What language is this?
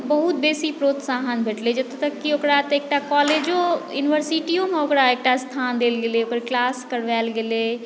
Maithili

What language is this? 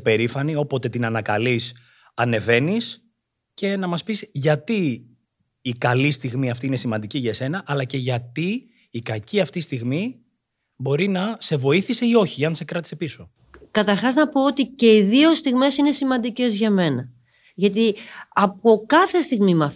Greek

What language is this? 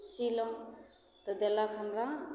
Maithili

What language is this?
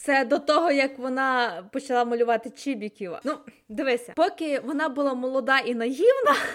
Ukrainian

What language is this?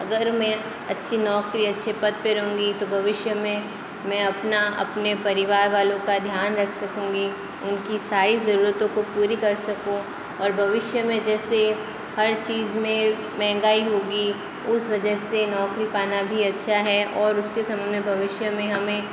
Hindi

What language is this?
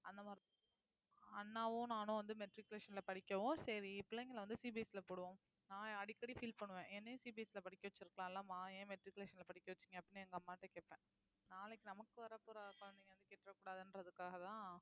Tamil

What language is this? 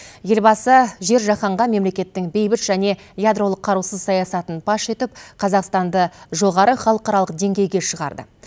Kazakh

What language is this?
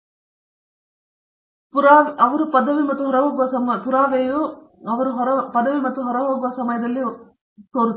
Kannada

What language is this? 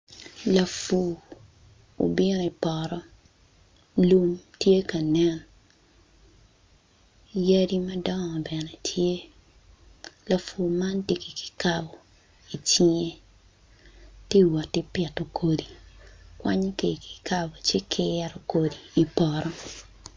Acoli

